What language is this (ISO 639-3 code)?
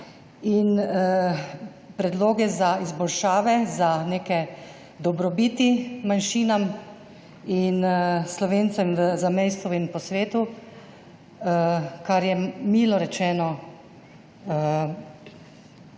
slv